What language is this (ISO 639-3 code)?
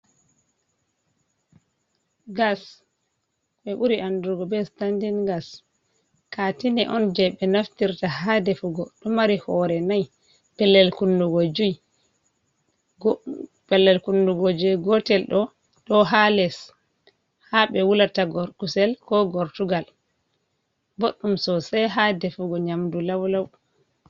ful